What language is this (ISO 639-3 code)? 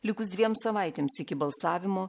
lit